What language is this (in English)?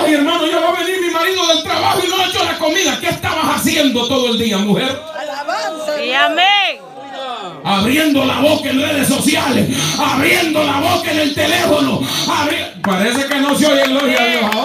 Spanish